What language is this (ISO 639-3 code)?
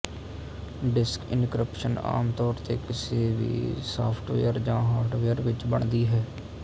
pan